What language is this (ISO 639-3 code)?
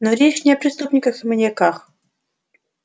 rus